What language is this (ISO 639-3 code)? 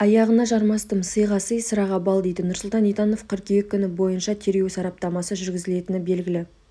kaz